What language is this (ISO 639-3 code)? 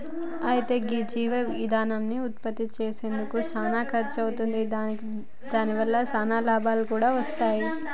tel